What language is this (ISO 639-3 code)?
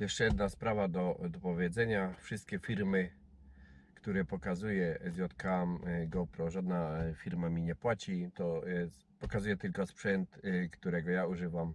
pol